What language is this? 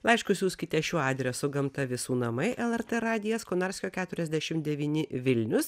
Lithuanian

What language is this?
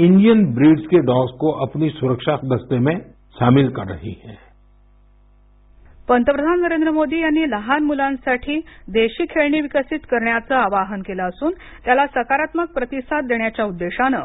Marathi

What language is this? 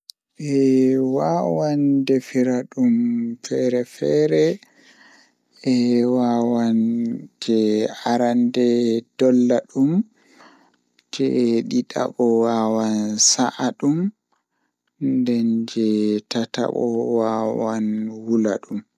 Fula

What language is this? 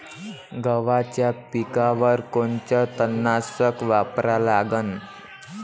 Marathi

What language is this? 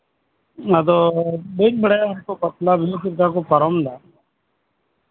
Santali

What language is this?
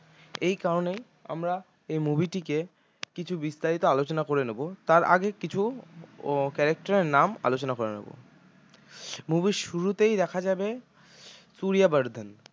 Bangla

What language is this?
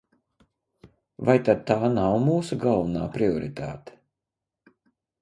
Latvian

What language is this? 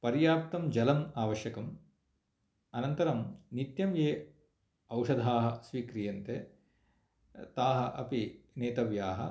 Sanskrit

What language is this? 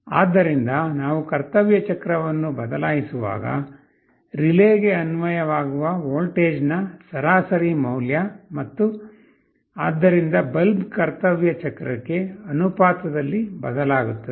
Kannada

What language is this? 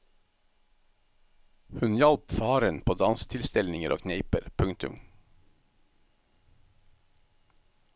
Norwegian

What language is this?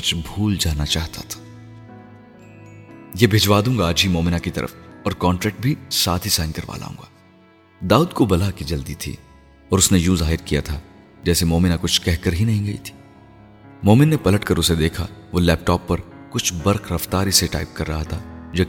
Urdu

